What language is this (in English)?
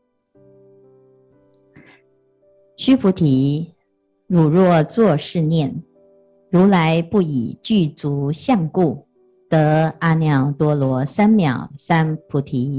Chinese